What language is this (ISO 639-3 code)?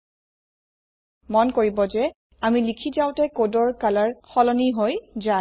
asm